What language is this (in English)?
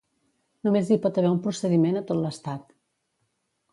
Catalan